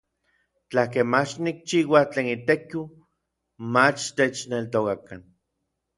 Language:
Orizaba Nahuatl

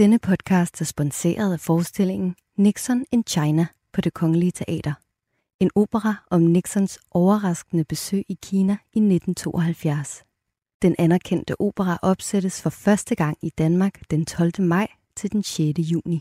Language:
Danish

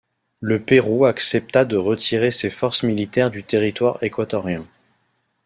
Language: French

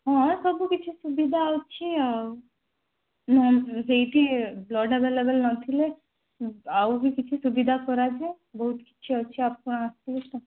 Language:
Odia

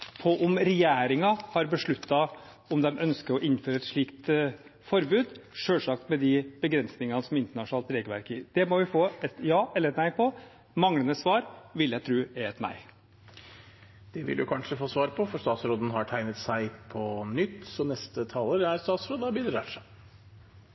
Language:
Norwegian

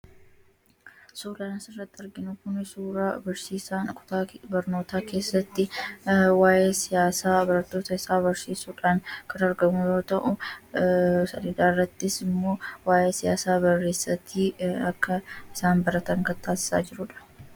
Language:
Oromo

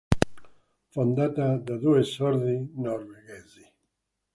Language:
Italian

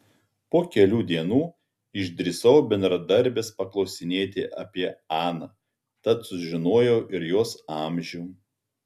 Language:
Lithuanian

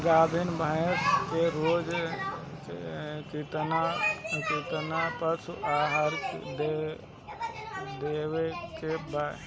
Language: Bhojpuri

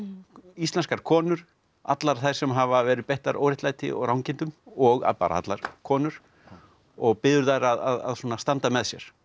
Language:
Icelandic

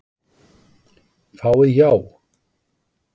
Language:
Icelandic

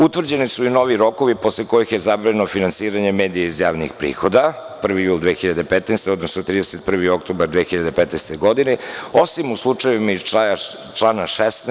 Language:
Serbian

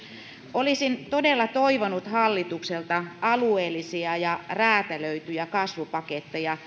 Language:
Finnish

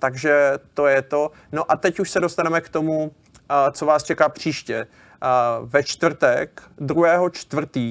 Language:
Czech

